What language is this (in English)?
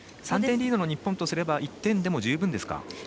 Japanese